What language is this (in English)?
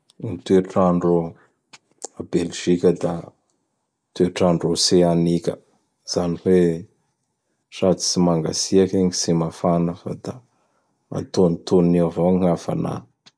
Bara Malagasy